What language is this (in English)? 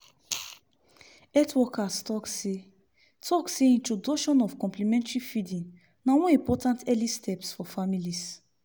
Nigerian Pidgin